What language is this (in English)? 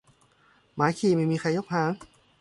Thai